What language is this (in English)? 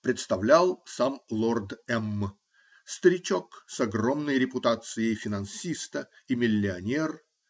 Russian